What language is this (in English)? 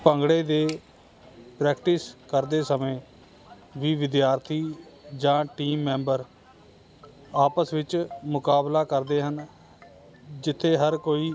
Punjabi